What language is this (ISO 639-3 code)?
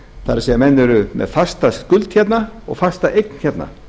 isl